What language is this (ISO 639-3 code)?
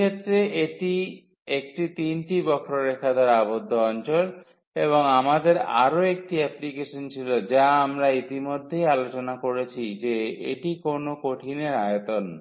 ben